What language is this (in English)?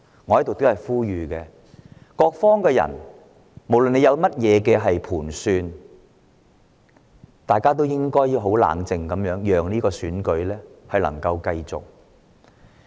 Cantonese